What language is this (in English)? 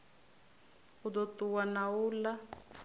Venda